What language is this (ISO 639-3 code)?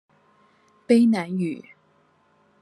zho